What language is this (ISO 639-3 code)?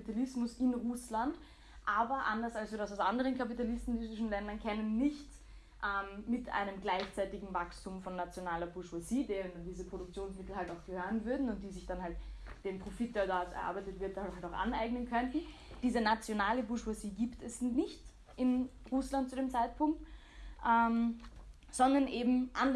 deu